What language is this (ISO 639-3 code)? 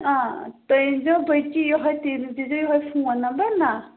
kas